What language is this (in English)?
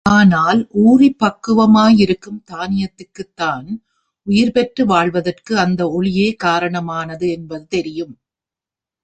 Tamil